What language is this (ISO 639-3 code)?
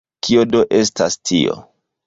epo